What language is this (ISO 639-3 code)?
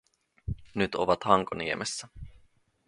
fin